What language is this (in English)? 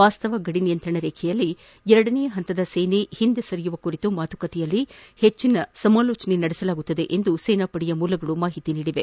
Kannada